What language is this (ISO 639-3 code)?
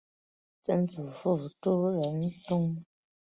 zho